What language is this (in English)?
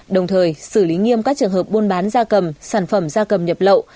Vietnamese